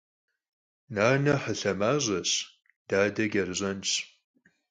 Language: Kabardian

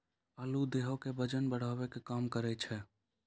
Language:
Maithili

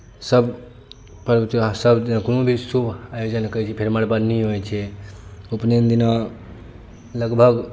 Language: Maithili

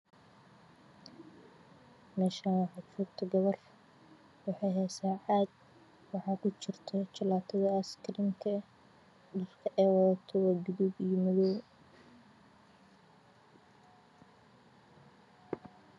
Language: Somali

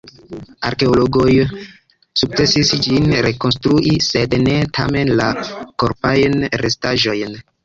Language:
Esperanto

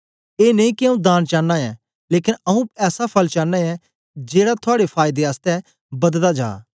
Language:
Dogri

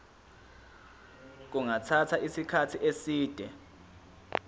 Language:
Zulu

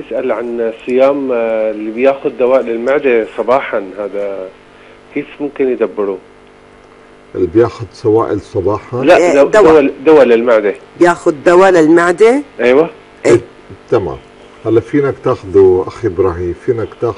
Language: Arabic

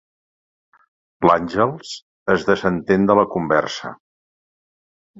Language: Catalan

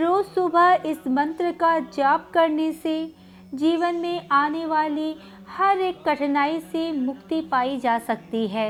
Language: Hindi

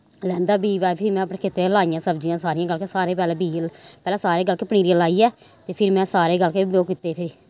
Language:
Dogri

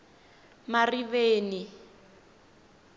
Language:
Tsonga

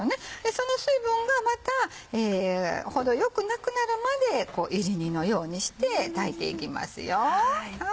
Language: Japanese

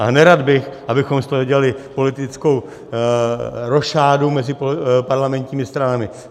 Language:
Czech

